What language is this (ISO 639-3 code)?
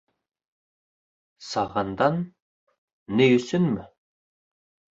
bak